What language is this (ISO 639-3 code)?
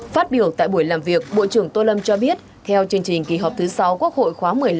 vie